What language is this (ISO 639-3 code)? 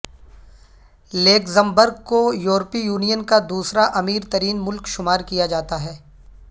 urd